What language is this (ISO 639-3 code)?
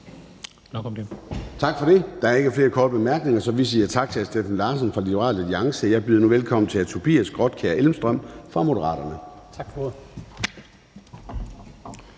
dan